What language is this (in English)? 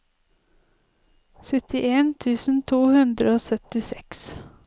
Norwegian